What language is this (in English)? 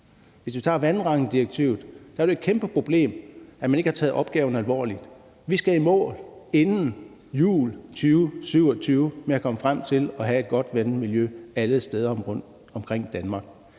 Danish